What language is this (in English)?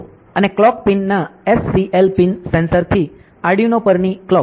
Gujarati